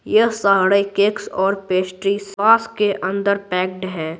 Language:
Hindi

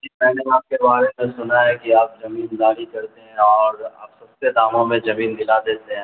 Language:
Urdu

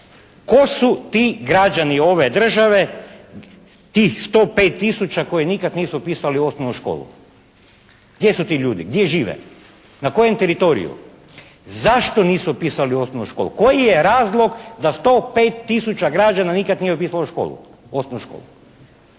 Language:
Croatian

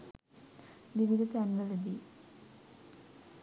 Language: Sinhala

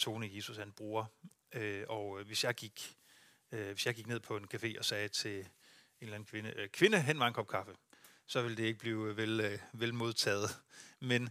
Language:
Danish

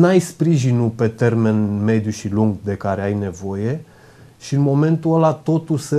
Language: Romanian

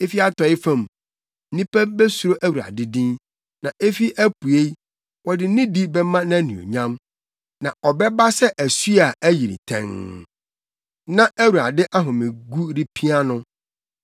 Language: Akan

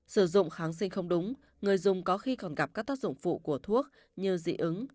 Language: Vietnamese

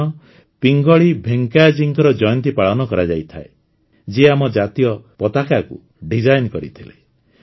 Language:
Odia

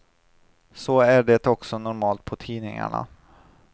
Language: Swedish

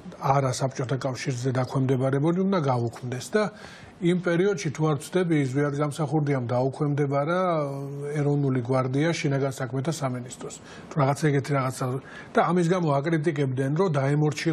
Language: Romanian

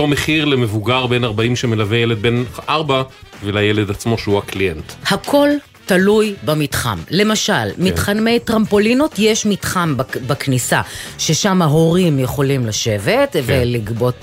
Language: Hebrew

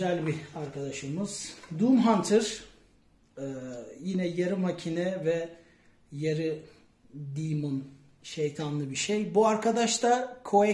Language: Turkish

